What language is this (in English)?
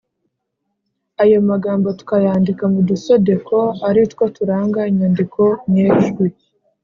Kinyarwanda